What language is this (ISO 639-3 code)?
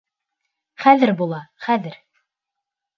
bak